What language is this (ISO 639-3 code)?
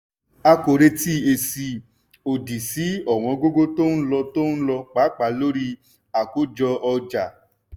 yor